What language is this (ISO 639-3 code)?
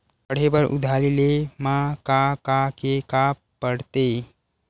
hne